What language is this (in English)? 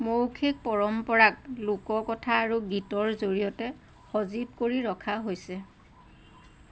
Assamese